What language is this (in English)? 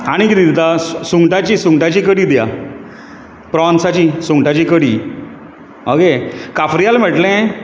Konkani